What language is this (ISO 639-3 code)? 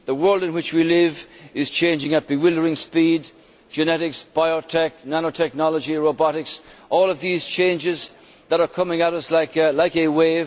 eng